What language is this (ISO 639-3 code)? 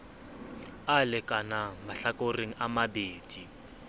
sot